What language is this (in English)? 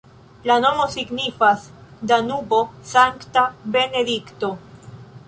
Esperanto